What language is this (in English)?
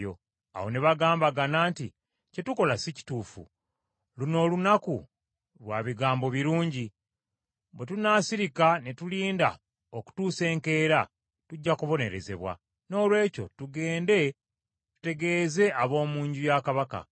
Ganda